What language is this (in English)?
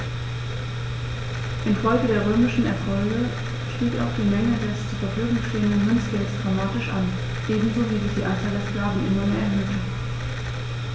German